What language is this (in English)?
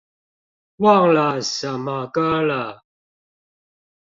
Chinese